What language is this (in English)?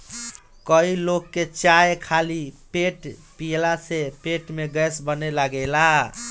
Bhojpuri